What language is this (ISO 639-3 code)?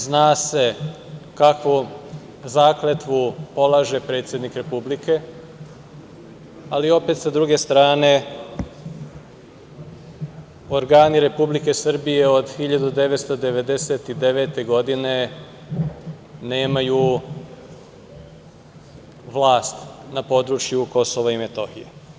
srp